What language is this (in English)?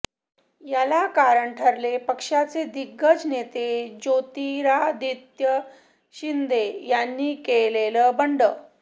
Marathi